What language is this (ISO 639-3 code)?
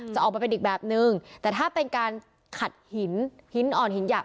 tha